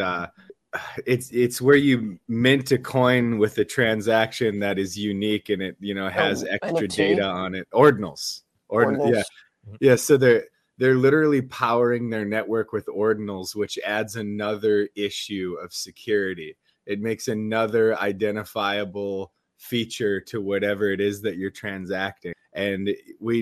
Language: English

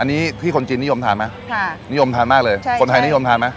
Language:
Thai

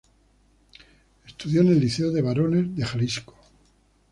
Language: Spanish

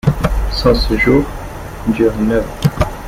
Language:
French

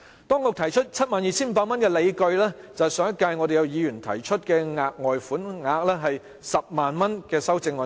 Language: Cantonese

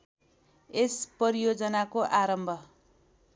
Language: Nepali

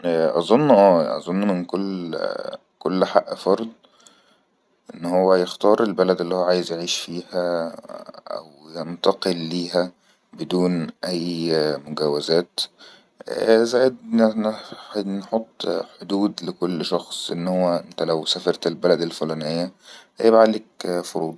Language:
Egyptian Arabic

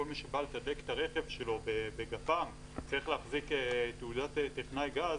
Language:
Hebrew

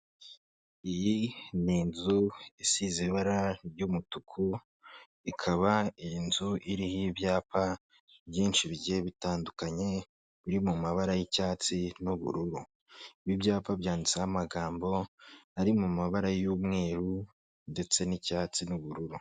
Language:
Kinyarwanda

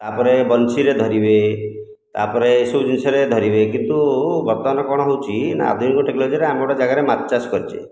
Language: Odia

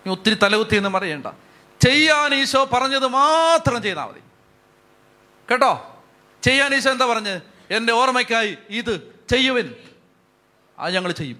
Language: Malayalam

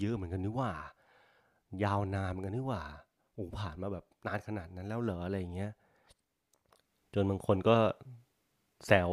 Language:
Thai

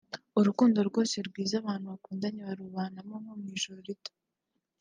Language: Kinyarwanda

